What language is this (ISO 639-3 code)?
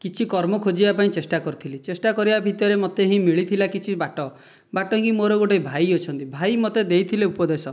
ori